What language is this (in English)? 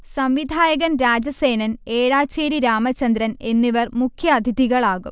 Malayalam